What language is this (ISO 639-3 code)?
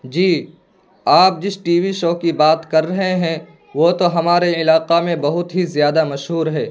urd